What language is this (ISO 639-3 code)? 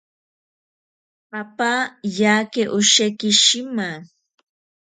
prq